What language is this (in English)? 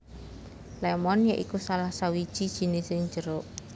Javanese